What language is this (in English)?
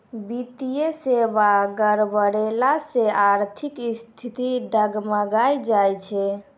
Maithili